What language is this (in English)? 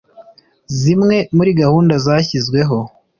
Kinyarwanda